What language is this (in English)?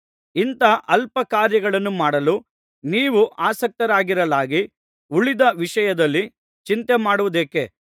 Kannada